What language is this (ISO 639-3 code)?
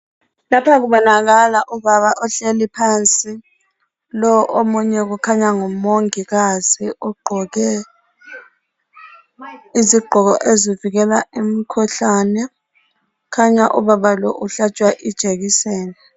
nde